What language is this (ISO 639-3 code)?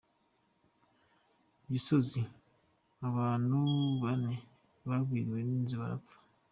kin